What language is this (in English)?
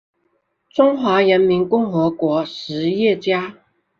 Chinese